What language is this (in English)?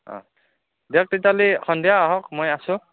Assamese